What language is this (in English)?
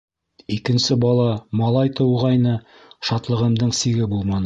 Bashkir